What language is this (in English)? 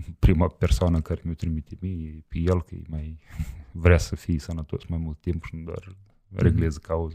Romanian